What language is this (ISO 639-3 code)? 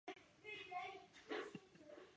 zho